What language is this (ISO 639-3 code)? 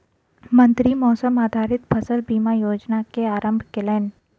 mai